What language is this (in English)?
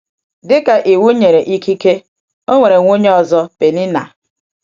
Igbo